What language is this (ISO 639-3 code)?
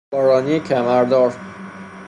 fas